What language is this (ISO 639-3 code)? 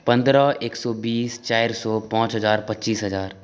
mai